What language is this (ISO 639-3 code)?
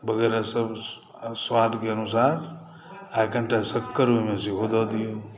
mai